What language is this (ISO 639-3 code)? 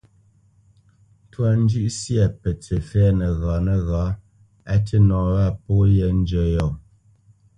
bce